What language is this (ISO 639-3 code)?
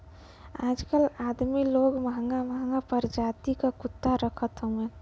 bho